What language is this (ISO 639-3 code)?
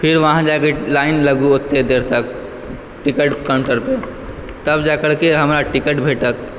mai